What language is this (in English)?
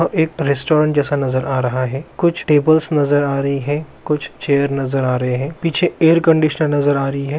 Magahi